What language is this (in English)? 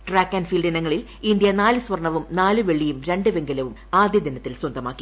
Malayalam